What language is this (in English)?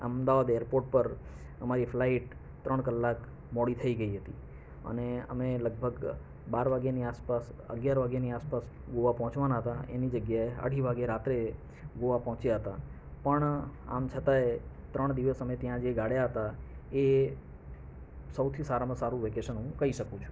Gujarati